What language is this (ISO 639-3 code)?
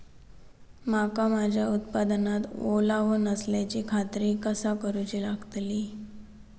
mar